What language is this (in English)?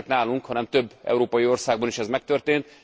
Hungarian